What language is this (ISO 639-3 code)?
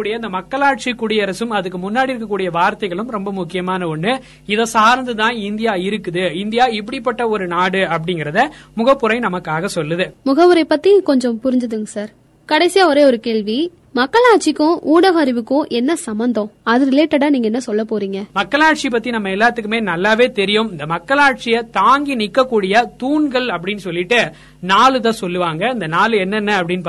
tam